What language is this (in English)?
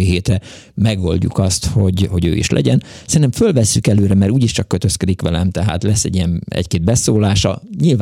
Hungarian